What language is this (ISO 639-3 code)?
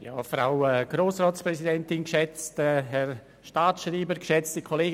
gsw